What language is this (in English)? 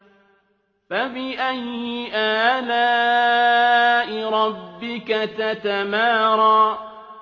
Arabic